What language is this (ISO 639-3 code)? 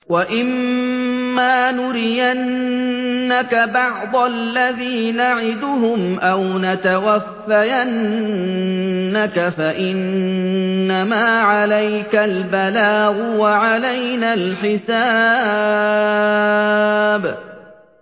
ara